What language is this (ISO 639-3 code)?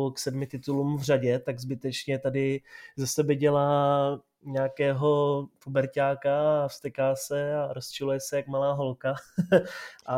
ces